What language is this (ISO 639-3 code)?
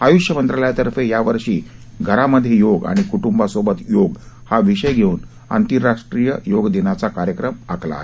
mar